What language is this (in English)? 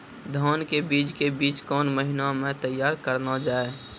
Maithili